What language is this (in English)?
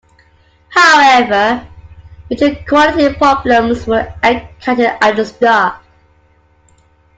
English